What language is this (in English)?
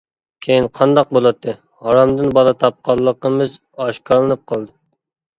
Uyghur